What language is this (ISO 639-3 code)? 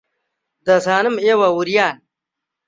ckb